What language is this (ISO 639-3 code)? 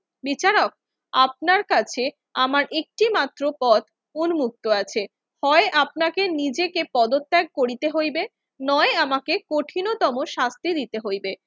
ben